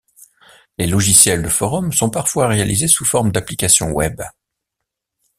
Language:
French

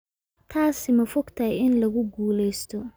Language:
Somali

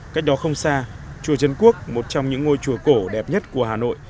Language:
Vietnamese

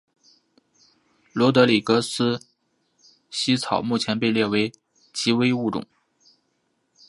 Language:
Chinese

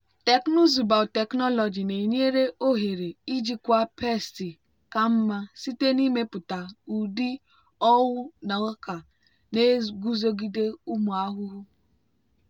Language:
Igbo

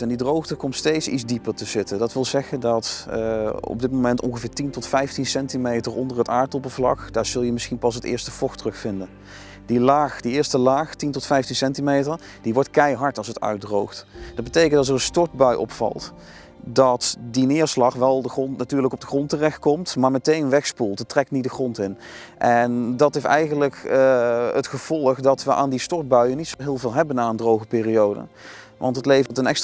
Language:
Dutch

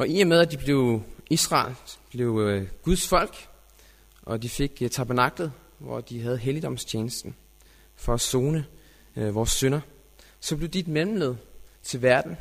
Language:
Danish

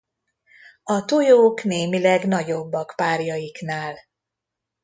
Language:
Hungarian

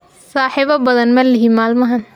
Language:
Somali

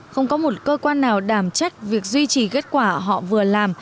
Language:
Vietnamese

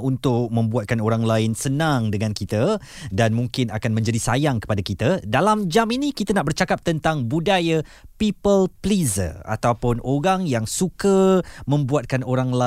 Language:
Malay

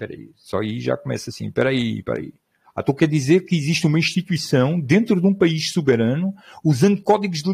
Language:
Portuguese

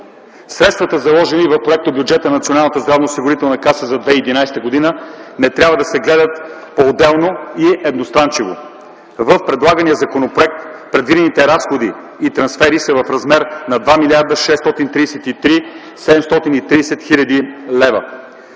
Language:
Bulgarian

